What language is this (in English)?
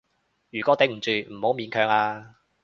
Cantonese